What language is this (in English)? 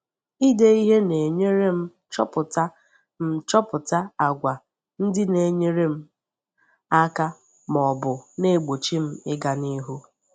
Igbo